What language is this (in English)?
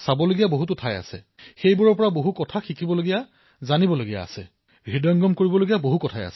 Assamese